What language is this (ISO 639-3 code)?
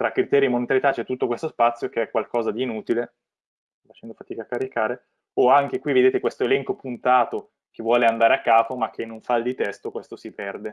ita